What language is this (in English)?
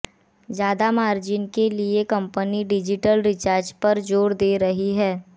Hindi